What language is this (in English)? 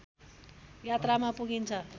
Nepali